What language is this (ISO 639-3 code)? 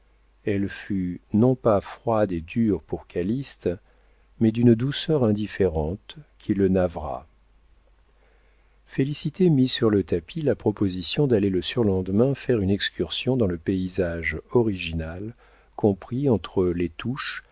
fra